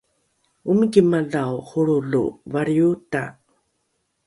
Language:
Rukai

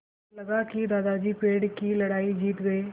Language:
Hindi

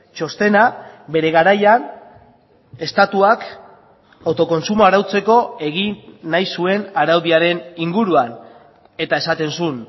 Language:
Basque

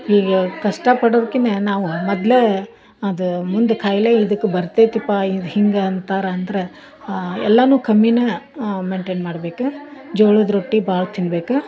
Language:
Kannada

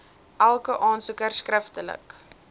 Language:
Afrikaans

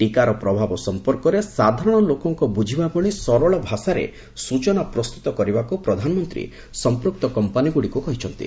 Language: Odia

